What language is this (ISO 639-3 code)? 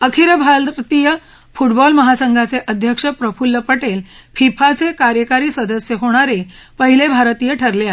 mar